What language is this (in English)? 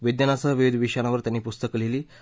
Marathi